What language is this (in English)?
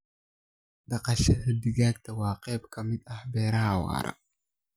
Somali